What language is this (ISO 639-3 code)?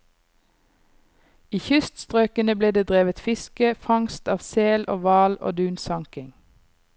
nor